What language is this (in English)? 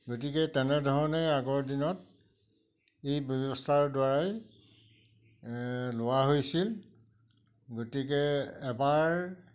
Assamese